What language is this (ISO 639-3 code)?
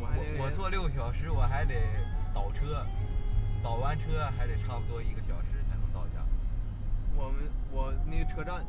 zho